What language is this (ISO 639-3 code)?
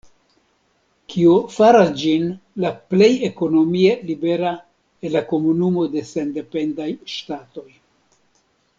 epo